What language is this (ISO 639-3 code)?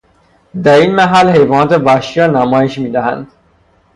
fas